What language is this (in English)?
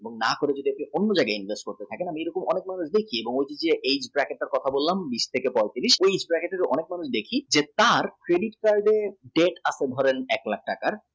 Bangla